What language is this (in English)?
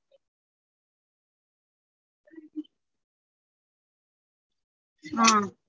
Tamil